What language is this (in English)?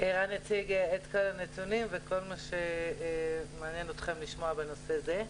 Hebrew